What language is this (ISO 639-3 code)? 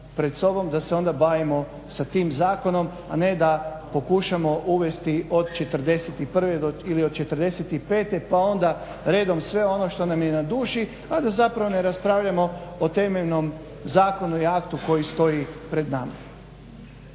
hrv